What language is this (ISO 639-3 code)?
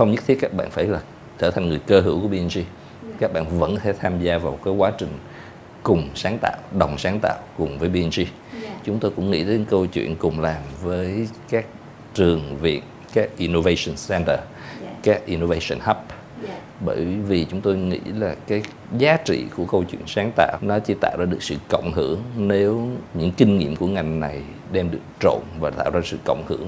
vie